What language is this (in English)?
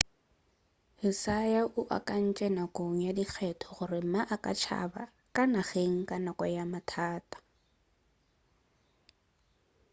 Northern Sotho